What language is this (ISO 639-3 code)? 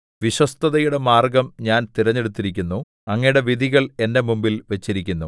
mal